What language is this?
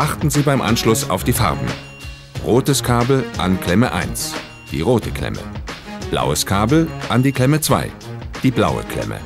German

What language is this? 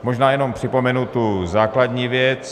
Czech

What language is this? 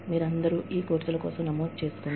Telugu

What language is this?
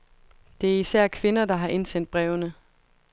Danish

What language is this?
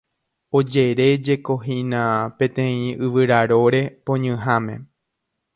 Guarani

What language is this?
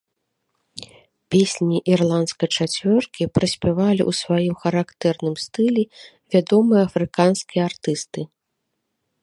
Belarusian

